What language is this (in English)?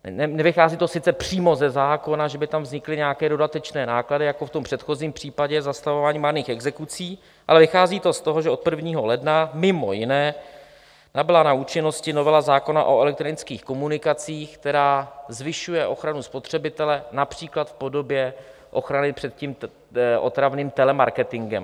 Czech